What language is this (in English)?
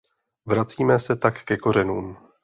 Czech